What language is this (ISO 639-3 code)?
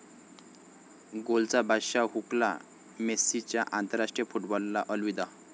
mar